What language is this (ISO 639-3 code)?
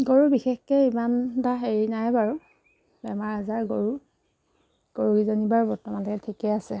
asm